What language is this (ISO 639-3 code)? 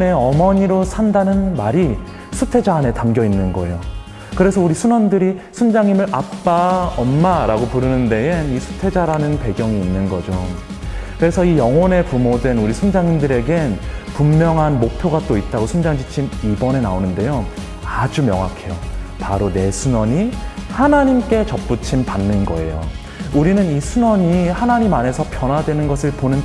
kor